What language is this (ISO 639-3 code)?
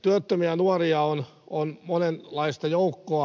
fin